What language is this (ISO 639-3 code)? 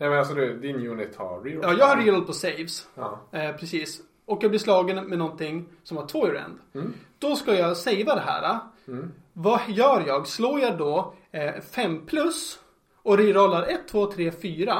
swe